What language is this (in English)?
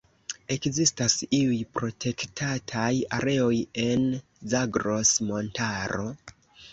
Esperanto